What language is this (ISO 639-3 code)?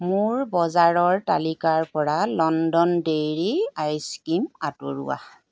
asm